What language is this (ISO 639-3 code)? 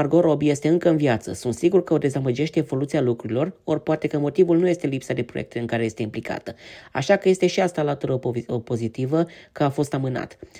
ron